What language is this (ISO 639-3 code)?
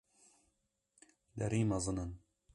kur